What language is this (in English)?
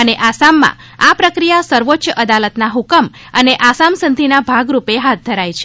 Gujarati